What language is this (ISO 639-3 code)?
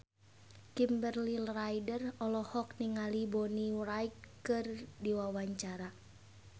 sun